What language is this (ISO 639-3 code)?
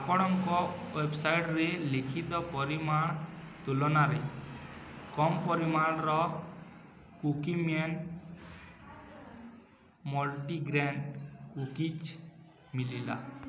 ori